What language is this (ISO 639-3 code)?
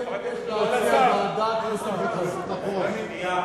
heb